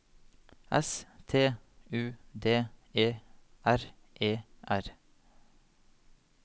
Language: Norwegian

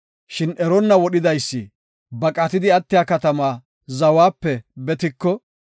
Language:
Gofa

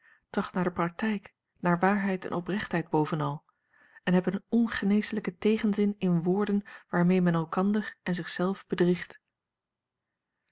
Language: Dutch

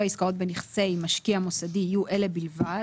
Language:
Hebrew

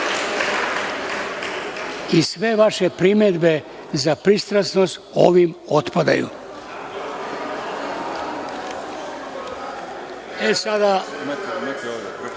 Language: Serbian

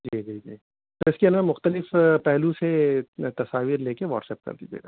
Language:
Urdu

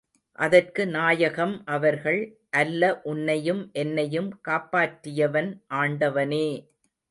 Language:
Tamil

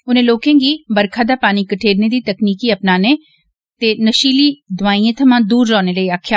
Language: Dogri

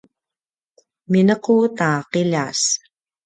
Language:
Paiwan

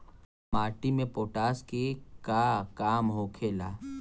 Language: Bhojpuri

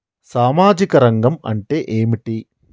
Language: Telugu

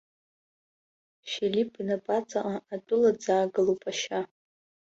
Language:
Abkhazian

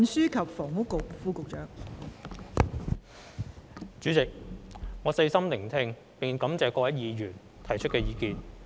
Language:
Cantonese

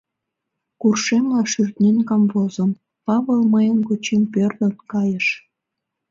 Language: Mari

